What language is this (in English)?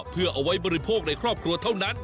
Thai